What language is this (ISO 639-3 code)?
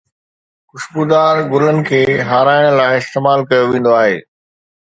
snd